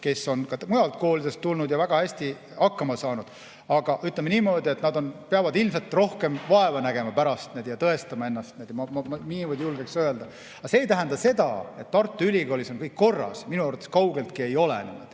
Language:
Estonian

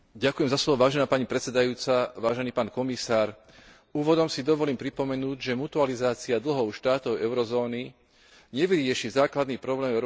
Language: Slovak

